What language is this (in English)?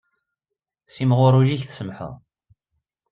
Kabyle